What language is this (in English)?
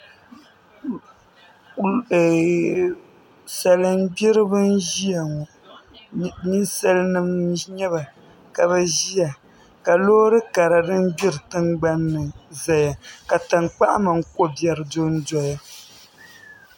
Dagbani